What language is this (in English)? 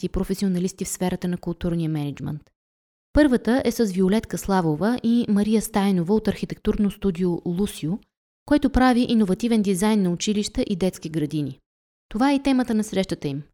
Bulgarian